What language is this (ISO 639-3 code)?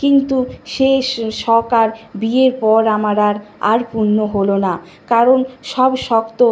ben